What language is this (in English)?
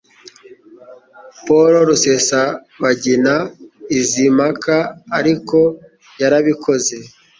Kinyarwanda